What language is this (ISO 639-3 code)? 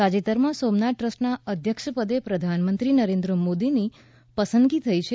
guj